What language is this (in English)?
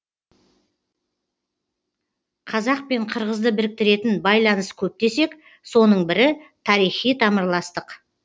Kazakh